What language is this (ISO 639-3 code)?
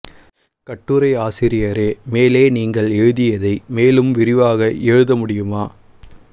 tam